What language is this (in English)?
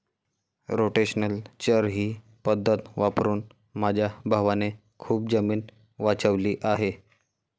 Marathi